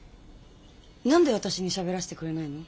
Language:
Japanese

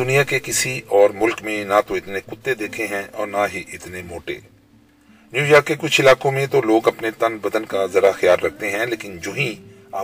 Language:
Urdu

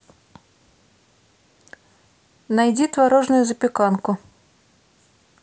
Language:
Russian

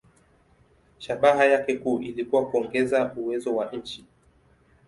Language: Swahili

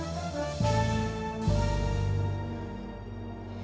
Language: Indonesian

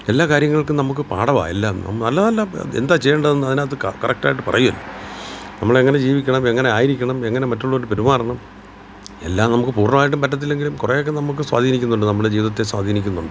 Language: Malayalam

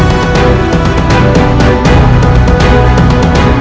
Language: Indonesian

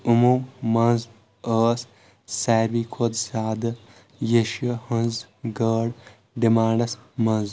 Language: Kashmiri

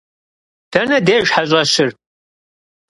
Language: Kabardian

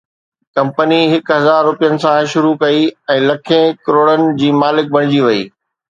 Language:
Sindhi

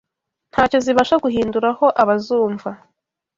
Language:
Kinyarwanda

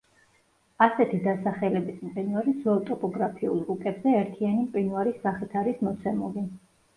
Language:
Georgian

